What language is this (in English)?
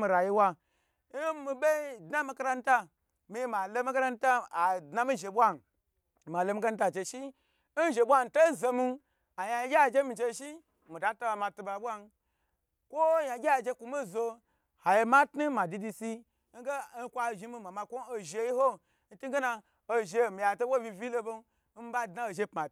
Gbagyi